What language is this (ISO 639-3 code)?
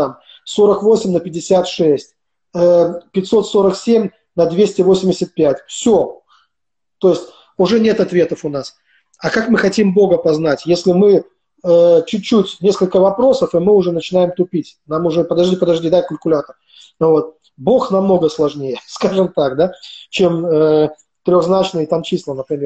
rus